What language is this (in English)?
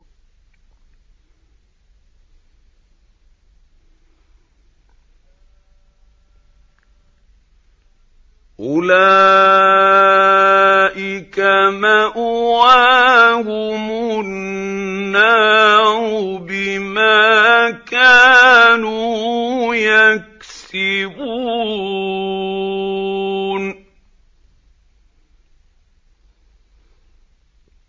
Arabic